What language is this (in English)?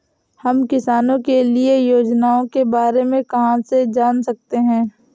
Hindi